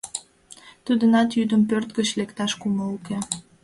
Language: Mari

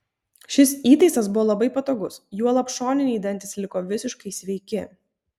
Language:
Lithuanian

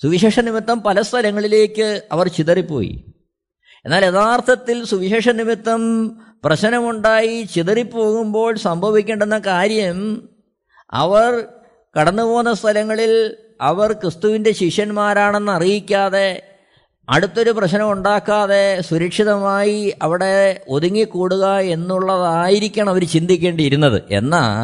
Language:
Malayalam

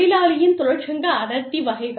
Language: Tamil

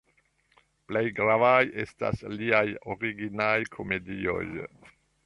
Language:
Esperanto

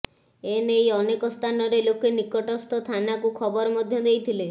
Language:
Odia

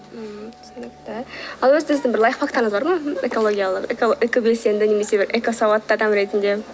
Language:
Kazakh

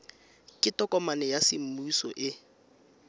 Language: Tswana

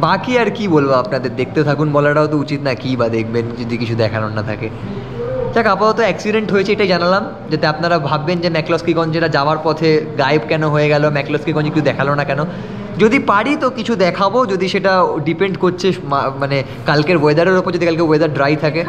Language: Bangla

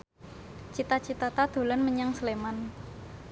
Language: Javanese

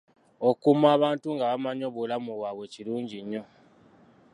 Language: Ganda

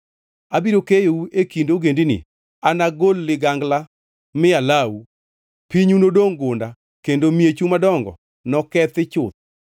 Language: Luo (Kenya and Tanzania)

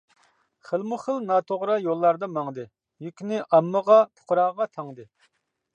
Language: Uyghur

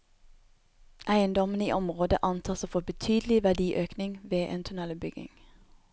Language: Norwegian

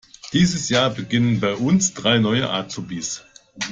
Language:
German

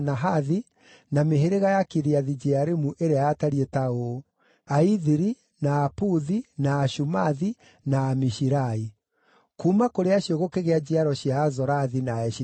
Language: Kikuyu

